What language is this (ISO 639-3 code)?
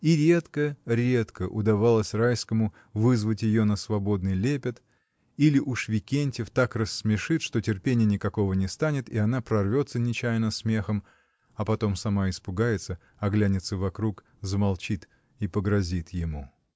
rus